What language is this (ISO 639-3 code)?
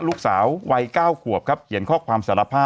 tha